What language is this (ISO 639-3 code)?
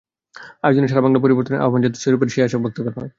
ben